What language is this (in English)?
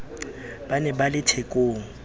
Southern Sotho